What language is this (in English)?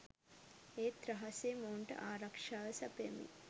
Sinhala